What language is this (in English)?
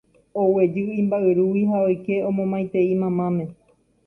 Guarani